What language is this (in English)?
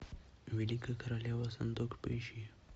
Russian